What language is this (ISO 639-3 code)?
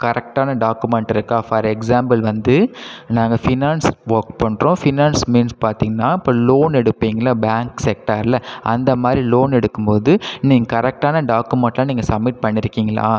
tam